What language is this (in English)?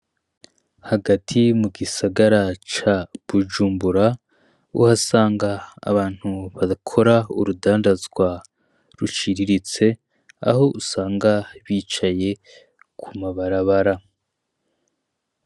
Rundi